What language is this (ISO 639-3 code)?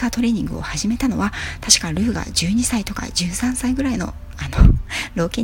jpn